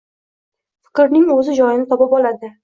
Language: Uzbek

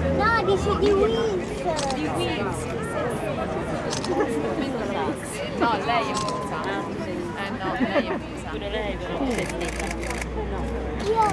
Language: Italian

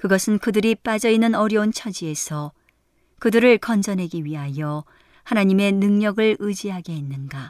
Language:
Korean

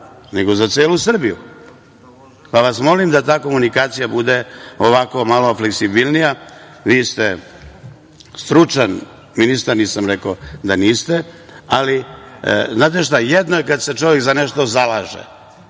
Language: Serbian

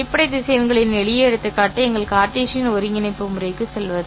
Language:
Tamil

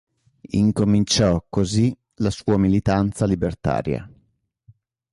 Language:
Italian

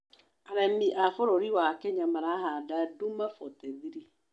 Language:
Kikuyu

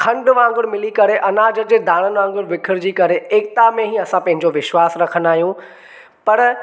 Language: Sindhi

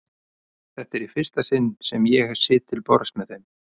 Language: Icelandic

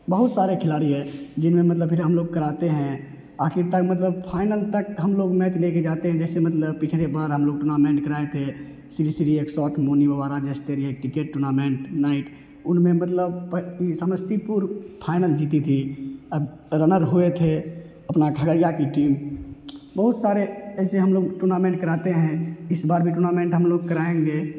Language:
Hindi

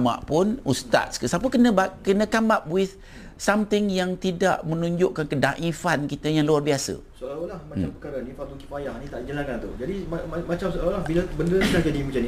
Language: Malay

